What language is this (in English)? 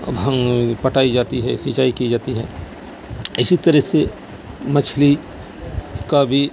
Urdu